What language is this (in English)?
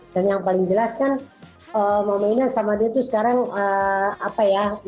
Indonesian